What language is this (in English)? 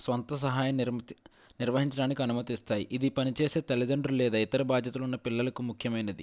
Telugu